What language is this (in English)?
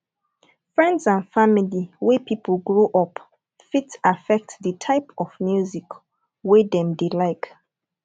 Nigerian Pidgin